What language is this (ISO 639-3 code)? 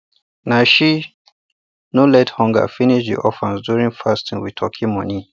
pcm